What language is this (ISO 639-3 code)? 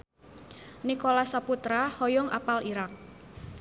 sun